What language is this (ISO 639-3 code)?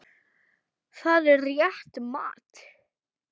isl